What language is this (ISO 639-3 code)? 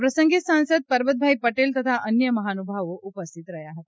guj